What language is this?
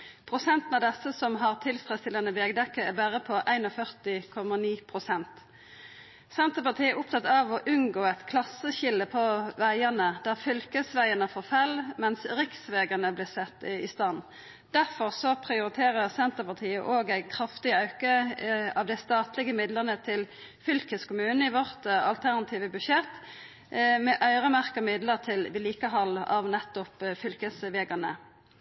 Norwegian Nynorsk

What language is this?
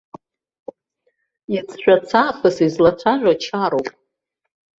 Abkhazian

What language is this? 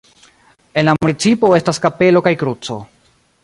Esperanto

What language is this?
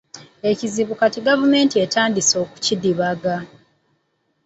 Ganda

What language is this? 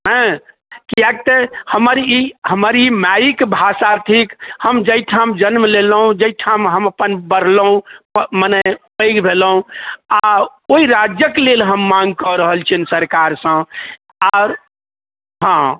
Maithili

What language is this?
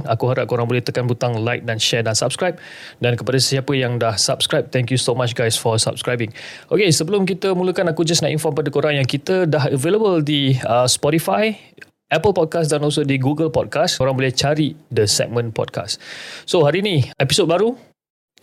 Malay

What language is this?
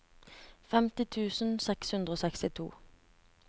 Norwegian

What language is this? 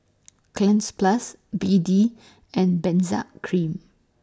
English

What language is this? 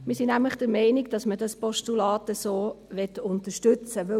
Swiss German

